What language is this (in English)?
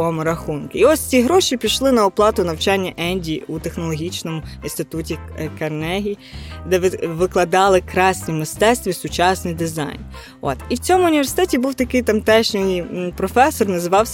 Ukrainian